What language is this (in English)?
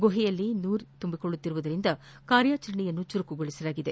Kannada